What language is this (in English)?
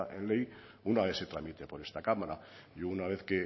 Spanish